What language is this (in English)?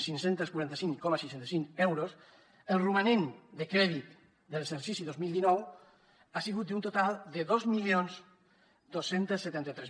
Catalan